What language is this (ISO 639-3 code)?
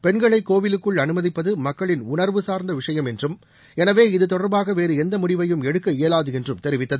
tam